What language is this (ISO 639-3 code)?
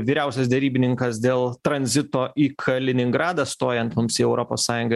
lit